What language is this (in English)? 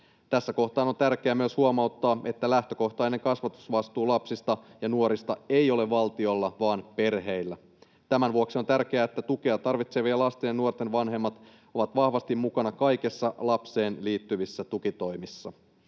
Finnish